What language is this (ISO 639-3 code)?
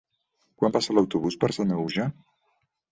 cat